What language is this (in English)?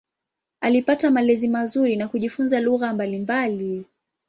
Swahili